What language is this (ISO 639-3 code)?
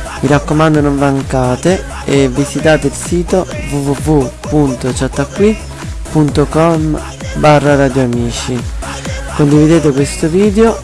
ita